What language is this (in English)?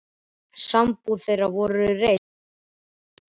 Icelandic